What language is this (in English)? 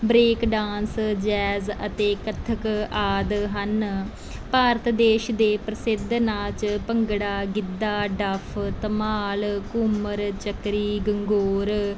Punjabi